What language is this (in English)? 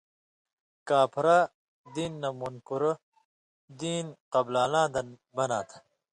Indus Kohistani